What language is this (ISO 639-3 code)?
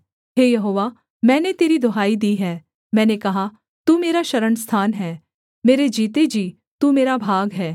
hin